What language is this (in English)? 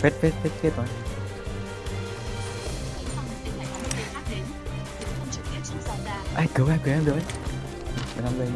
Vietnamese